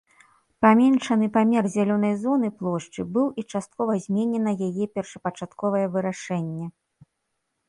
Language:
Belarusian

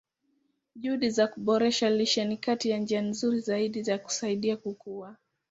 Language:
Swahili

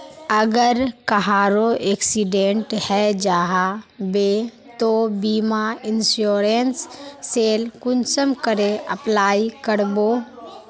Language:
Magahi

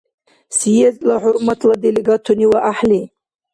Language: Dargwa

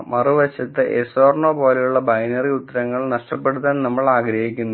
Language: Malayalam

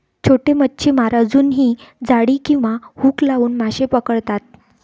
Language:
Marathi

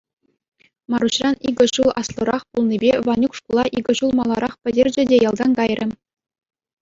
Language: Chuvash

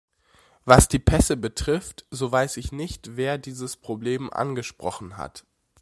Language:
German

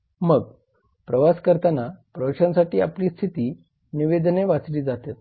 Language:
Marathi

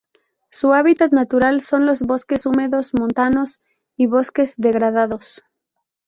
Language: Spanish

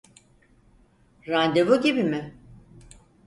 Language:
Turkish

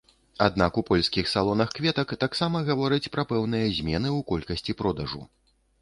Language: Belarusian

